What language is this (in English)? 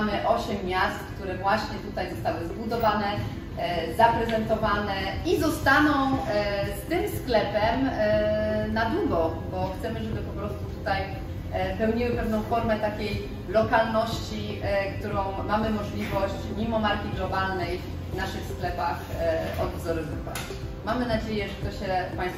Polish